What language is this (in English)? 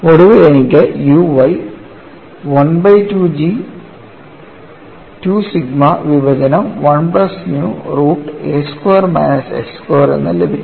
Malayalam